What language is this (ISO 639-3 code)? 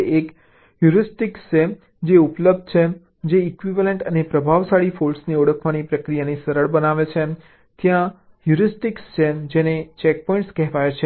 guj